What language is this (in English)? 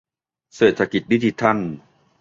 Thai